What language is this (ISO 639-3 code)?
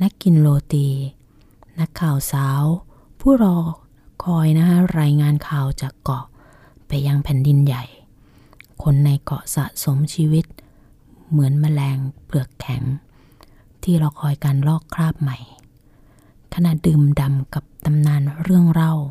tha